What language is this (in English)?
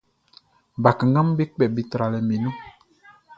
Baoulé